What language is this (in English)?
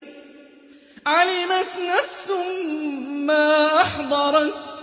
Arabic